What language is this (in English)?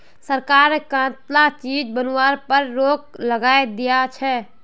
Magahi